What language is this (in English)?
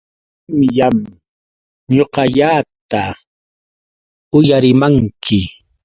Yauyos Quechua